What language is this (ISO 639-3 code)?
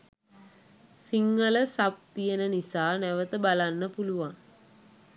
sin